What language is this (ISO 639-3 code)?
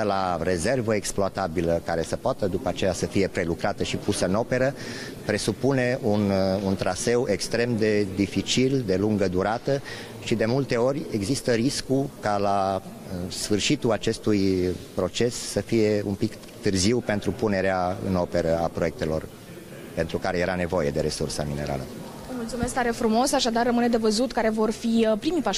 ron